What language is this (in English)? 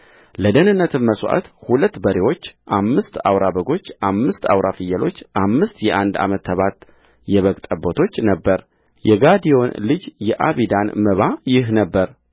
Amharic